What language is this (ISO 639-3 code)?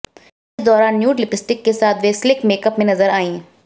hin